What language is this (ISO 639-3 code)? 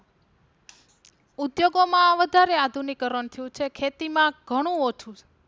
guj